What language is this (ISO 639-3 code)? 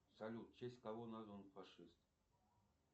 rus